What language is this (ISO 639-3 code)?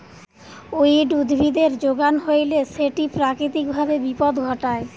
ben